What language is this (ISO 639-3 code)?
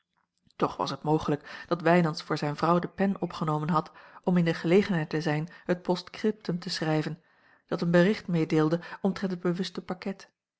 nld